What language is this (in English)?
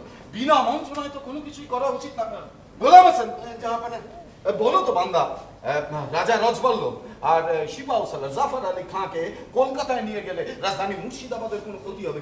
Hindi